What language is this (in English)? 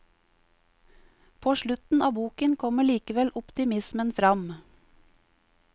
Norwegian